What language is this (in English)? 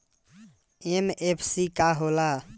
Bhojpuri